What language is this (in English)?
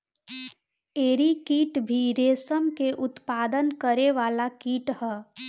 Bhojpuri